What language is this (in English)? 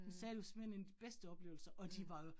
Danish